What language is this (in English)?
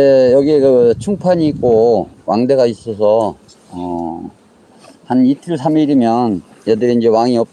Korean